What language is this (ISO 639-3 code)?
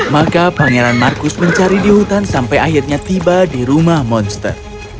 ind